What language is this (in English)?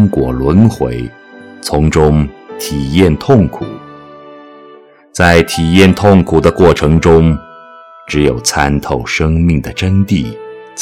Chinese